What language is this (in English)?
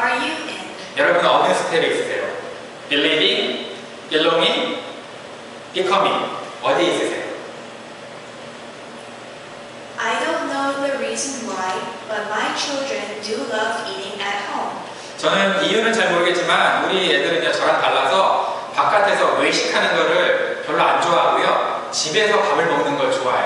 Korean